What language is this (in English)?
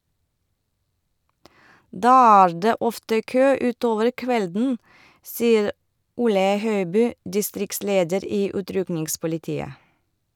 Norwegian